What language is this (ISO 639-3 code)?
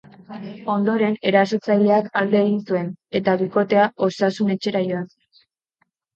eus